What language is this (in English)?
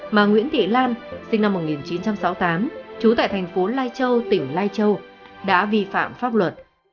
Vietnamese